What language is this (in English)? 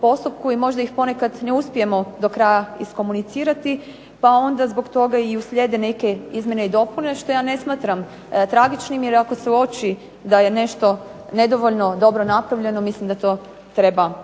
Croatian